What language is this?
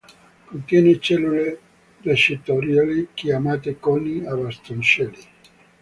Italian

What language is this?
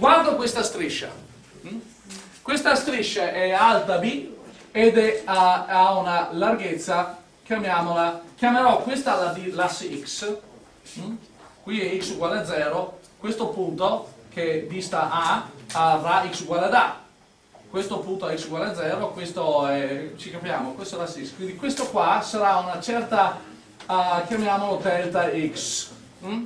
Italian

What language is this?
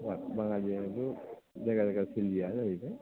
Bodo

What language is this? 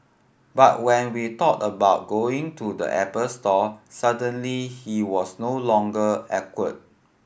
English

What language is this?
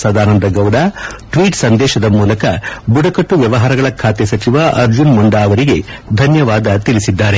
Kannada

